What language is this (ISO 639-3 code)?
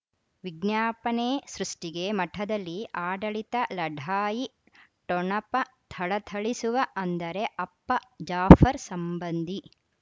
kan